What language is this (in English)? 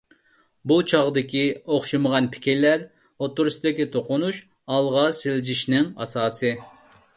Uyghur